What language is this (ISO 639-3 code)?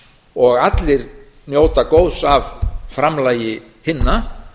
isl